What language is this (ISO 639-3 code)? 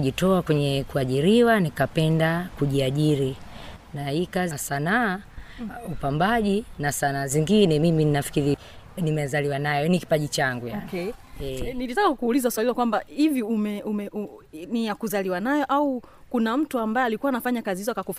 swa